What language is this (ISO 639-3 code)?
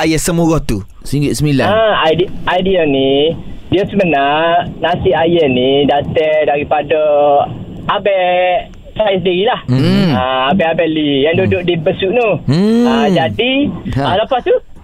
msa